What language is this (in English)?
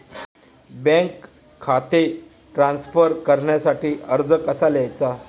Marathi